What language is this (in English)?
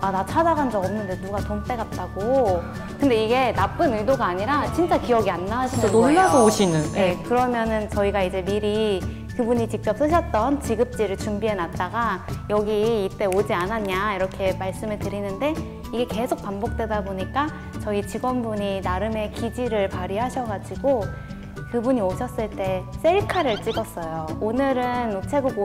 Korean